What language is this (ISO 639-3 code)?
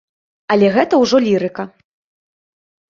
bel